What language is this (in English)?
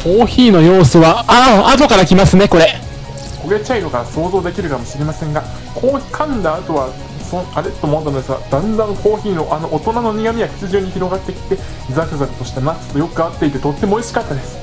Japanese